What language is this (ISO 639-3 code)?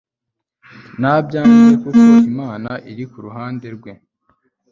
kin